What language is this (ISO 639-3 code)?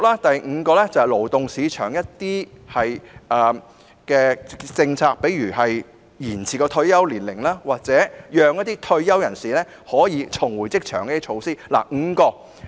yue